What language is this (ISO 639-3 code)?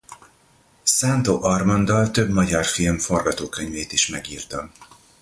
hun